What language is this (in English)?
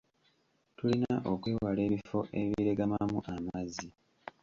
Ganda